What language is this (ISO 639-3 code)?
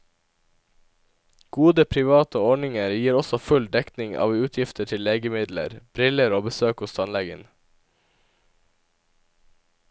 nor